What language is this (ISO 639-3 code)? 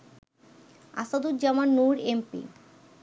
ben